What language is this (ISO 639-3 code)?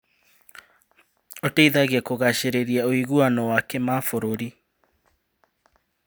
kik